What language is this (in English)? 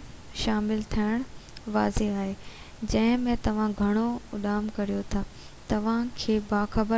Sindhi